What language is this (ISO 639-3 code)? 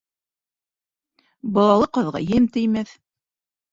bak